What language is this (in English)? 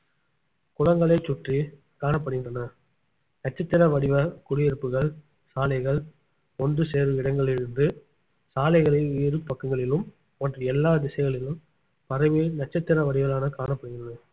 Tamil